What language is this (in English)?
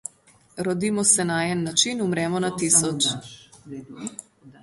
Slovenian